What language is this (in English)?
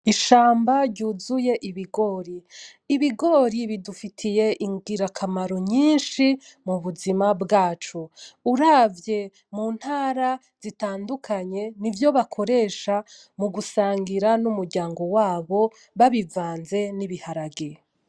Rundi